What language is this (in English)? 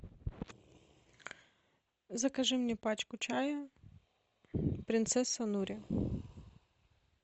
Russian